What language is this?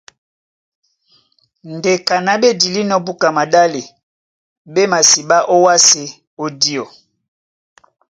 Duala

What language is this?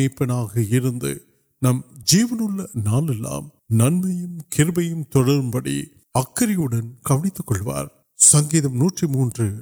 Urdu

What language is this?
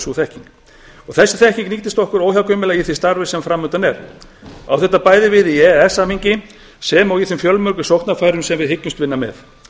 Icelandic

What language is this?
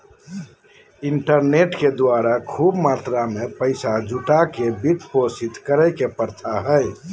Magahi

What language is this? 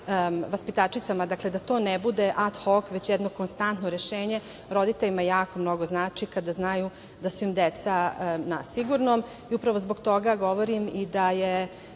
Serbian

